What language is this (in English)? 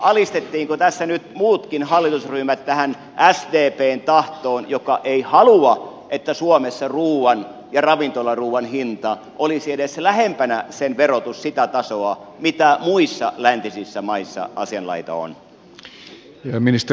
Finnish